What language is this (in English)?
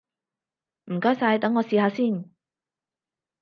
Cantonese